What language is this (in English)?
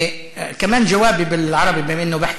Hebrew